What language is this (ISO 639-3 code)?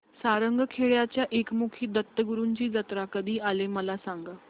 mar